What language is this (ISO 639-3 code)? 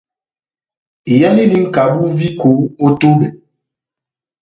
bnm